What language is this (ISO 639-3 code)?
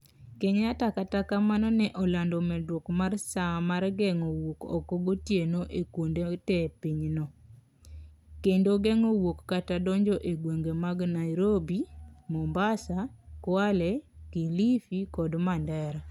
luo